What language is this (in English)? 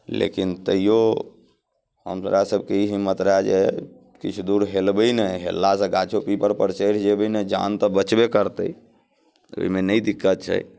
Maithili